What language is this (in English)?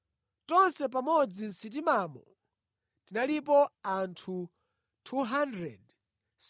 Nyanja